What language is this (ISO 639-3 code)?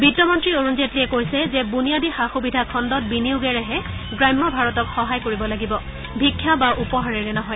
asm